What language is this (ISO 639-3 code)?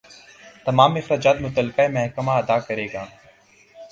urd